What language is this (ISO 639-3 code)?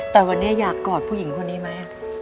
tha